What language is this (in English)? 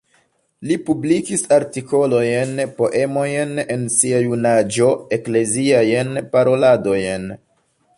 Esperanto